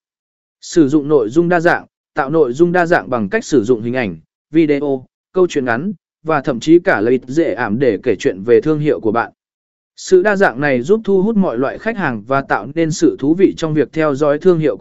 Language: Vietnamese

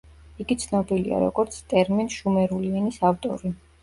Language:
Georgian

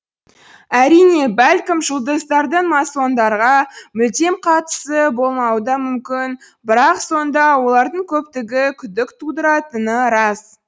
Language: Kazakh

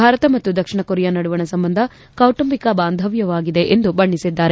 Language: Kannada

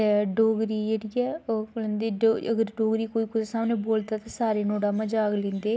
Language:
Dogri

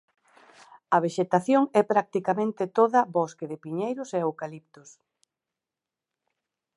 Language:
Galician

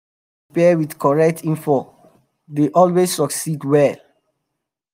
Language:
Nigerian Pidgin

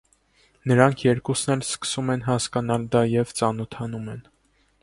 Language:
Armenian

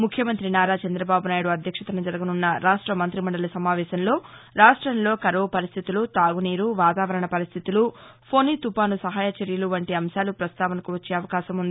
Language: Telugu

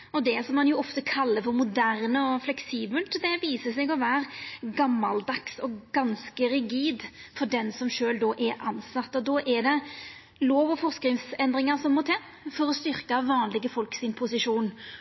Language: Norwegian Nynorsk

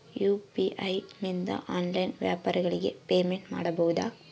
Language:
Kannada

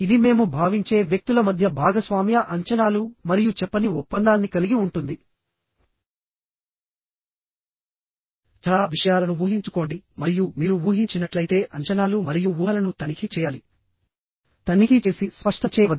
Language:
Telugu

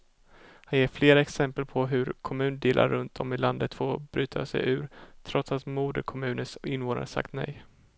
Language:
Swedish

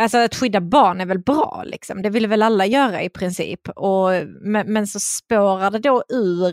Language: Swedish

